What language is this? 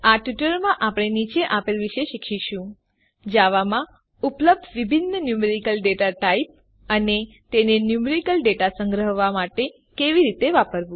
Gujarati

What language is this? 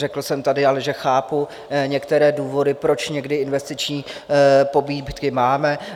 Czech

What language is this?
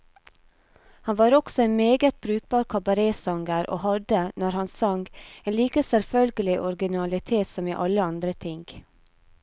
Norwegian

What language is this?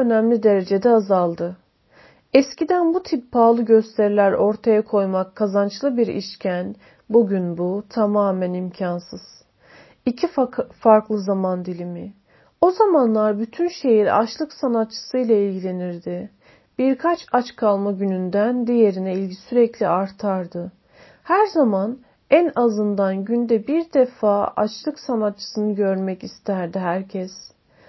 Turkish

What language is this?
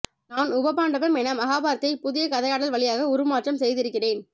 Tamil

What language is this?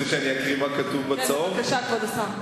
Hebrew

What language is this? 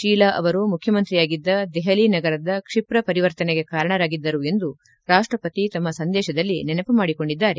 Kannada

